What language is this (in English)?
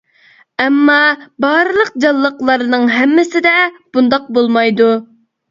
Uyghur